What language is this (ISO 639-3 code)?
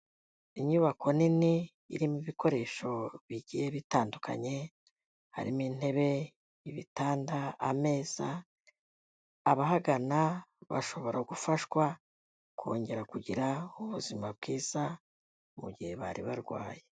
kin